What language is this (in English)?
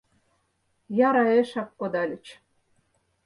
Mari